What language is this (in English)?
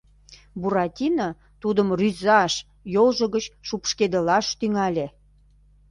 Mari